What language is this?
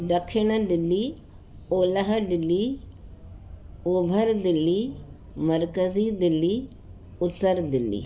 Sindhi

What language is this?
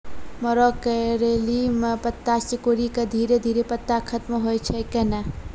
Maithili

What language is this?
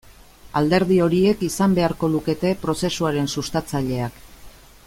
Basque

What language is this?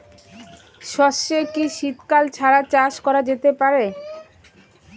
Bangla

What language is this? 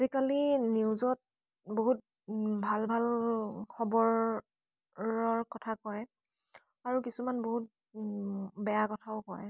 Assamese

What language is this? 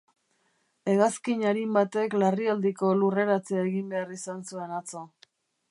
Basque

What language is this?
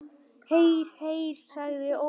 Icelandic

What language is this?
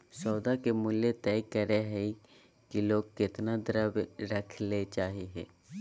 Magahi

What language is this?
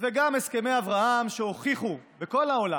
Hebrew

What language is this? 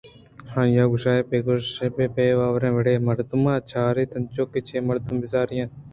Eastern Balochi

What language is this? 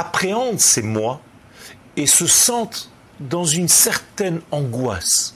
French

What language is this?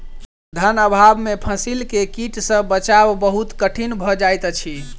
Maithili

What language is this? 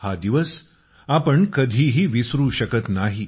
Marathi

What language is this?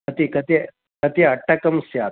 Sanskrit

